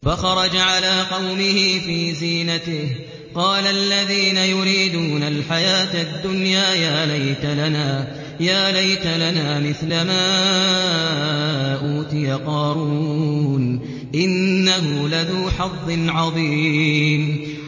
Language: Arabic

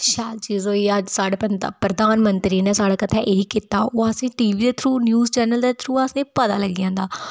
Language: Dogri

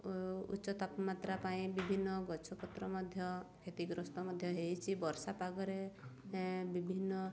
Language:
Odia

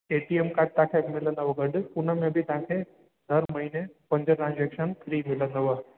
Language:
Sindhi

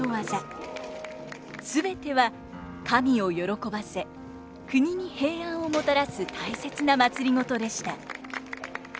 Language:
Japanese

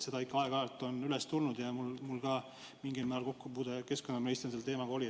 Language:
Estonian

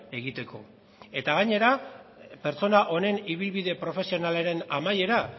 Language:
Basque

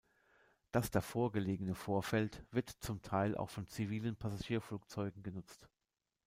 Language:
German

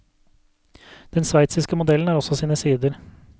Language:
Norwegian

